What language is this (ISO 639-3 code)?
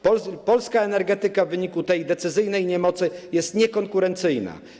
pol